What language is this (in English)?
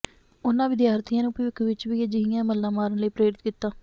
Punjabi